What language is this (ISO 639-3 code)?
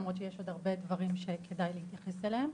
heb